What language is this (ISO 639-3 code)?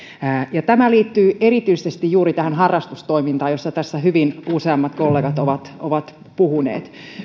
fin